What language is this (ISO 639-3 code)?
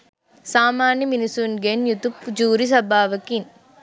sin